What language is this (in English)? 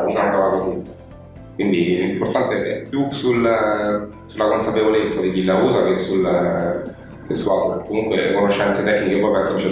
Italian